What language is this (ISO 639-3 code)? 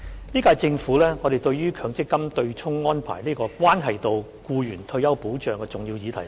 yue